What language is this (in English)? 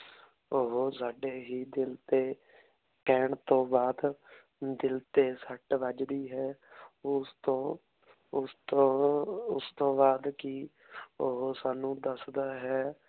Punjabi